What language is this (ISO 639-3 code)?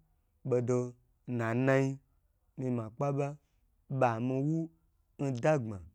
gbr